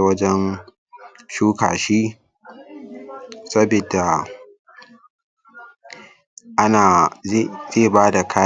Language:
Hausa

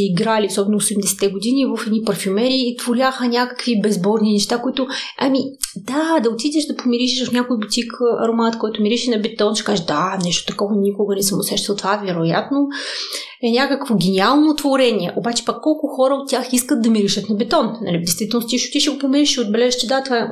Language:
Bulgarian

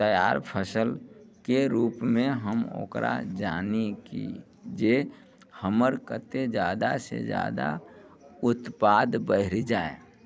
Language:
Maithili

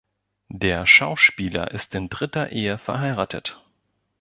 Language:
German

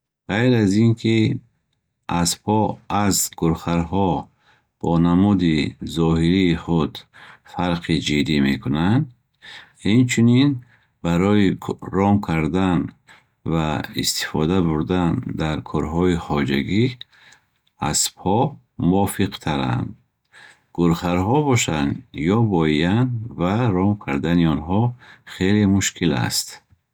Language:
Bukharic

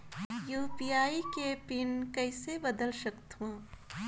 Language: Chhattisgarhi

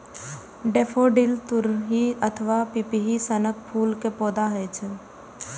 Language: Maithili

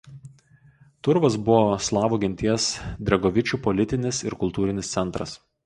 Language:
Lithuanian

